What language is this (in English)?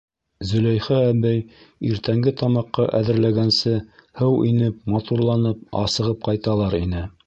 Bashkir